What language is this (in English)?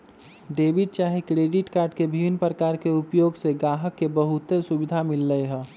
Magahi